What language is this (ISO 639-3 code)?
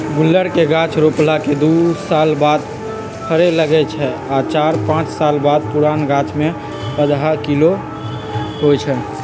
mag